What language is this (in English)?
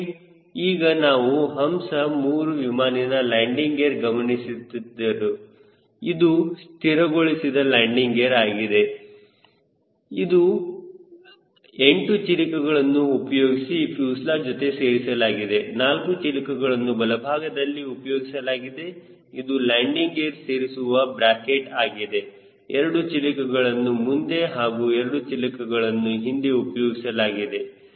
Kannada